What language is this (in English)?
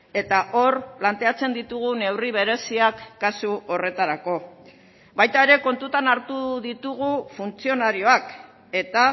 Basque